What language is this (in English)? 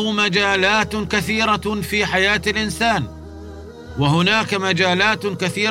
Arabic